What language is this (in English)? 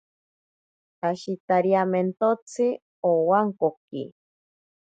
Ashéninka Perené